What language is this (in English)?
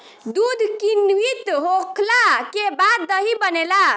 Bhojpuri